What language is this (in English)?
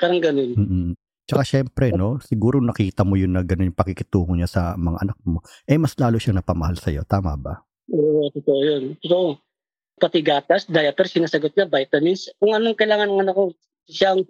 Filipino